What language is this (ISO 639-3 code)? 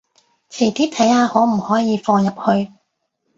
yue